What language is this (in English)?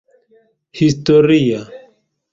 Esperanto